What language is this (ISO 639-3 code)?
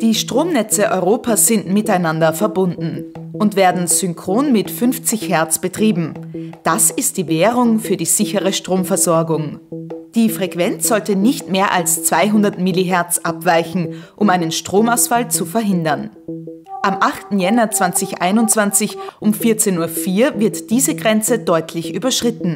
deu